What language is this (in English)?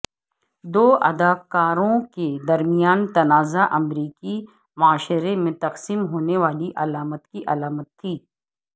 Urdu